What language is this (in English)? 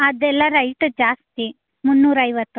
Kannada